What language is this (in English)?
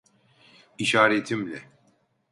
Turkish